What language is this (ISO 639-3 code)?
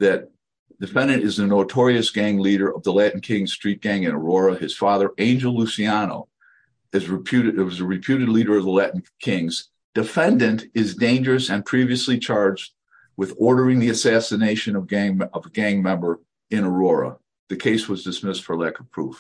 eng